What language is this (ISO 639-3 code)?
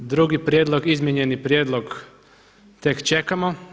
hrv